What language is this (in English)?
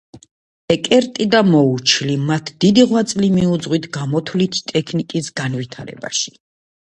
Georgian